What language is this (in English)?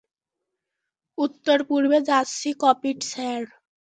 Bangla